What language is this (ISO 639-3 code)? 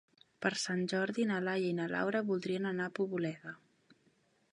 cat